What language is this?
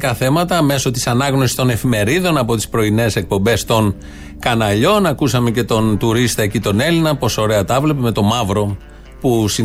Greek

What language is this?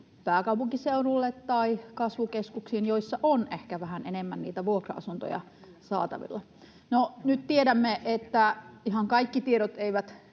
Finnish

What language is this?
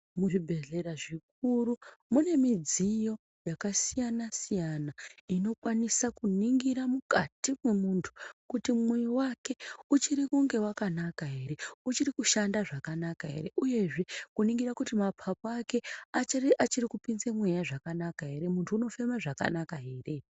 Ndau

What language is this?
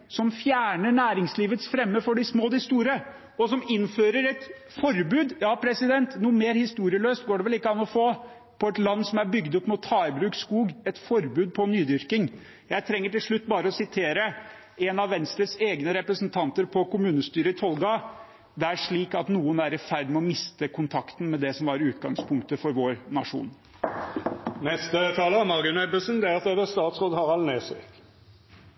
Norwegian Bokmål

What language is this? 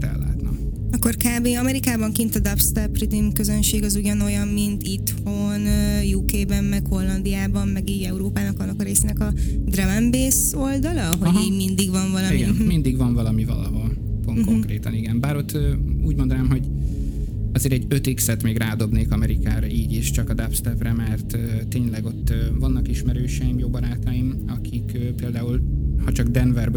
Hungarian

